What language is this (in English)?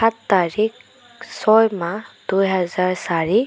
Assamese